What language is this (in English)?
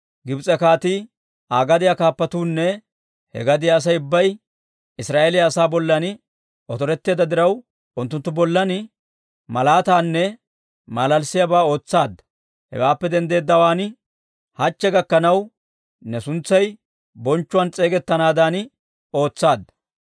Dawro